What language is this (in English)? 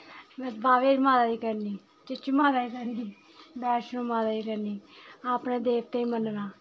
Dogri